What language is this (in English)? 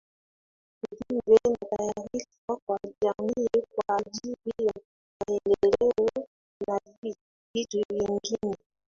Swahili